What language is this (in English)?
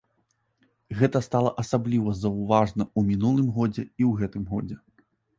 Belarusian